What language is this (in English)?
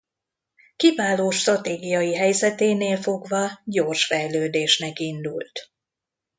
Hungarian